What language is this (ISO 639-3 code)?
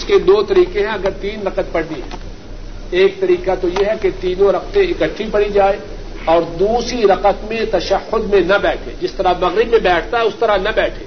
urd